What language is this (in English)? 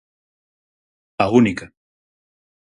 Galician